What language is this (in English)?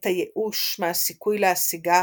Hebrew